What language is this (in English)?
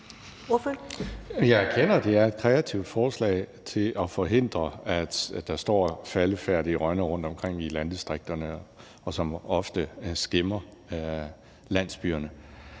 Danish